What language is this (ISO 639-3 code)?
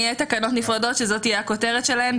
heb